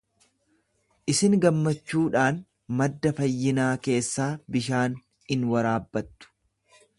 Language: Oromo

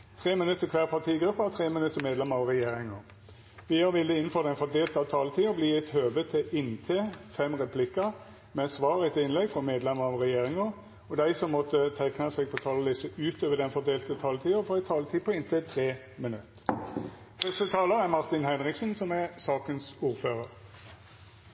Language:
Norwegian Nynorsk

